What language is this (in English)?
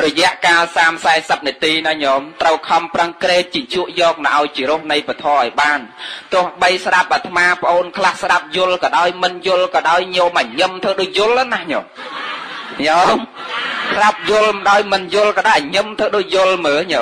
Vietnamese